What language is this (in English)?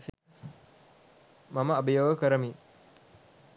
Sinhala